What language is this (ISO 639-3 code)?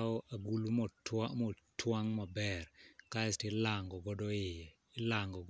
luo